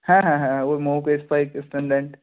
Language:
Bangla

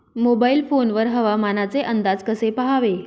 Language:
Marathi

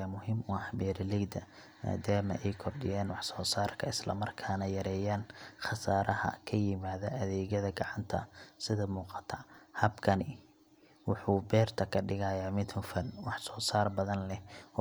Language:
Somali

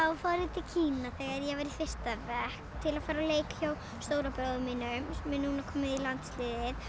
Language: Icelandic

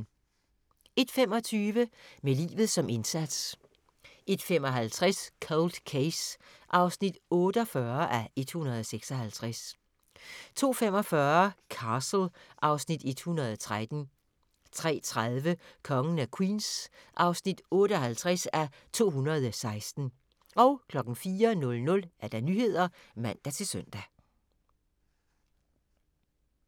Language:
Danish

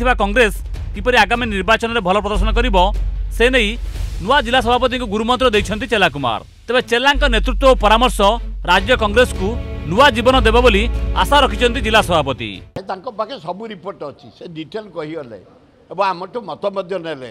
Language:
Hindi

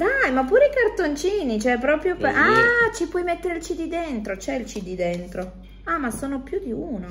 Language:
Italian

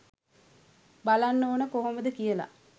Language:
Sinhala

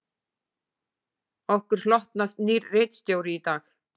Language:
Icelandic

